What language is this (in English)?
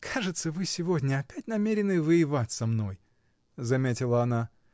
Russian